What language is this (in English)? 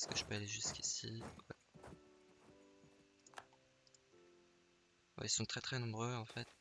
French